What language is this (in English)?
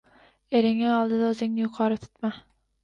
Uzbek